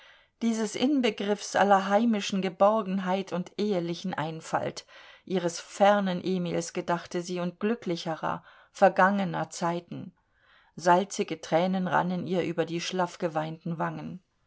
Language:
German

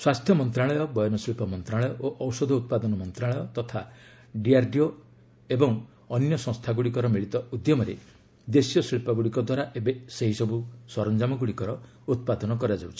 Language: Odia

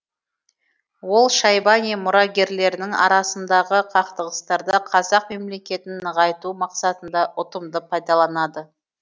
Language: Kazakh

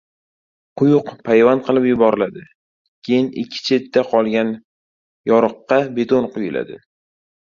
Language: Uzbek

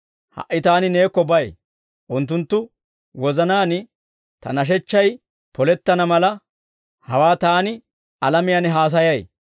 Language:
Dawro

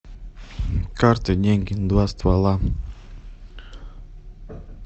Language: Russian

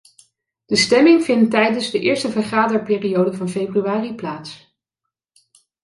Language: Dutch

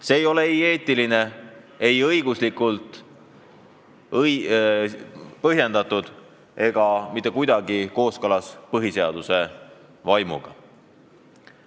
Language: Estonian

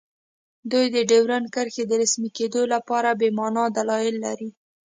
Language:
Pashto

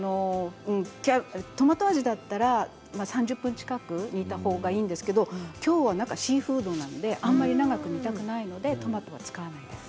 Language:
Japanese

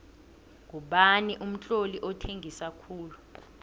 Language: South Ndebele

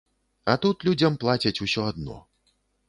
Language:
Belarusian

